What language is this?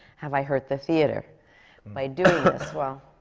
English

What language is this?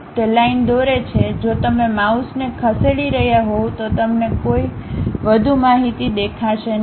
Gujarati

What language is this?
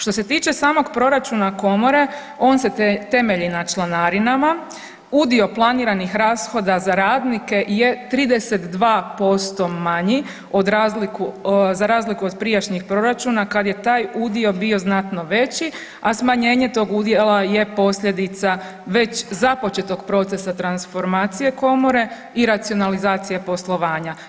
Croatian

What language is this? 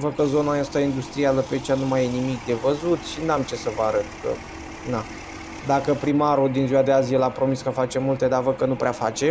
Romanian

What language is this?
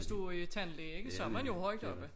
Danish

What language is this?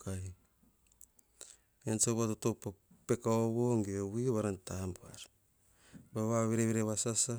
Hahon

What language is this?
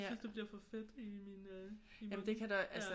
Danish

